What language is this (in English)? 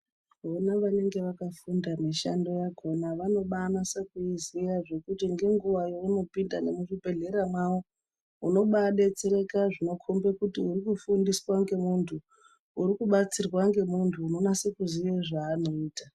Ndau